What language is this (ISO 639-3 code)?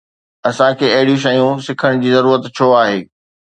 snd